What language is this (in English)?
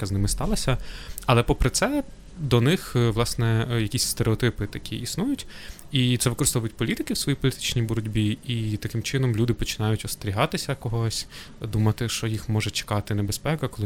Ukrainian